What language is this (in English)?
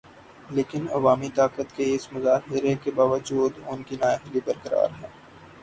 Urdu